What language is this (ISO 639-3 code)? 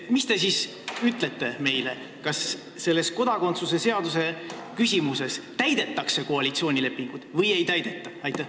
est